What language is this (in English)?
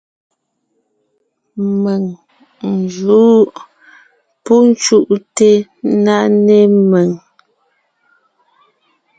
Ngiemboon